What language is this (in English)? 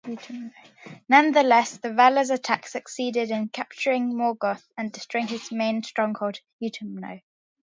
English